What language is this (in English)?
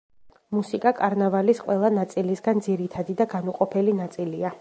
Georgian